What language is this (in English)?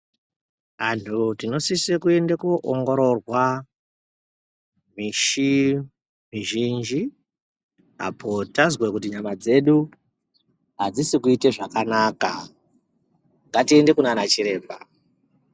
Ndau